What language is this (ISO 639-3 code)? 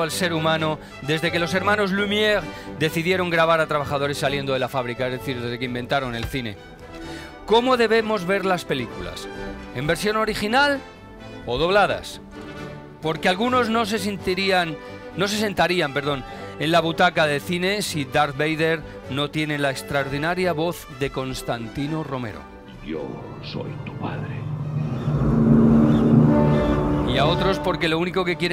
spa